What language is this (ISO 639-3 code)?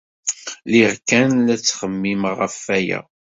kab